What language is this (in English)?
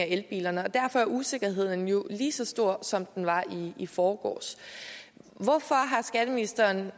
Danish